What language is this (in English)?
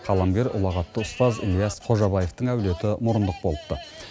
Kazakh